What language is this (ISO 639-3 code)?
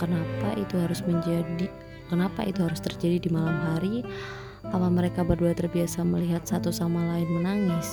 ind